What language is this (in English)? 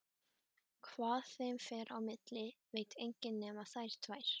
Icelandic